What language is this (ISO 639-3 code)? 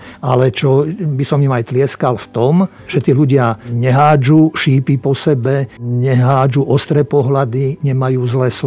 slk